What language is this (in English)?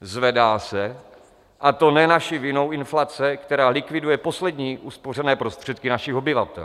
Czech